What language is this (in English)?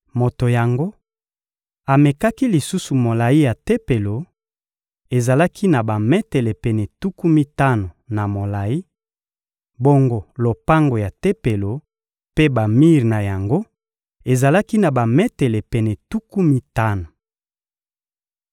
Lingala